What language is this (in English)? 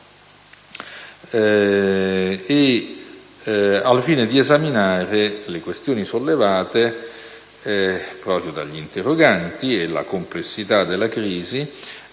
Italian